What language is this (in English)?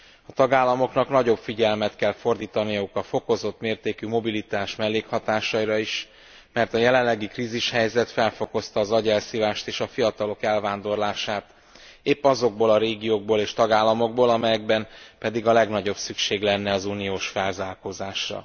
Hungarian